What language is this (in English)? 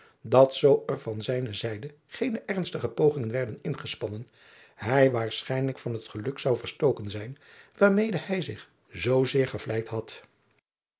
Dutch